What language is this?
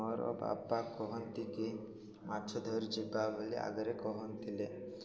Odia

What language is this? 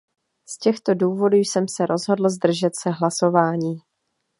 Czech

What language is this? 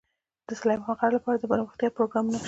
Pashto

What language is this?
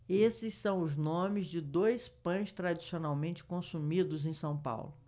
Portuguese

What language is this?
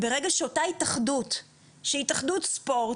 Hebrew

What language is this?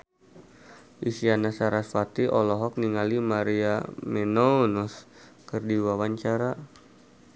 Sundanese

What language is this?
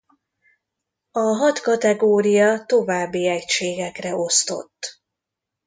Hungarian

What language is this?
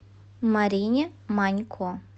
Russian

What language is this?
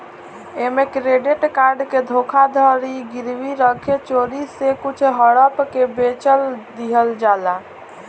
Bhojpuri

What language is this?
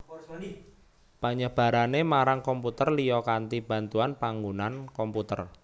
Javanese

